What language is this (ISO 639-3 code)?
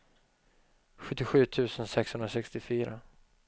swe